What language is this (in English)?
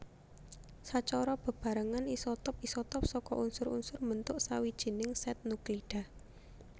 Javanese